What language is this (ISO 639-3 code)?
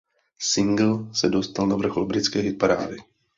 ces